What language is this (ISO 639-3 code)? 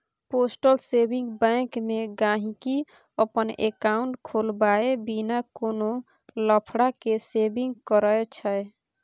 mai